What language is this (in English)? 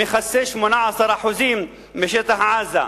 Hebrew